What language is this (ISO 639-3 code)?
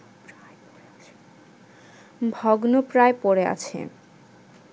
ben